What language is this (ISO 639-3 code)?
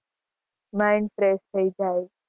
guj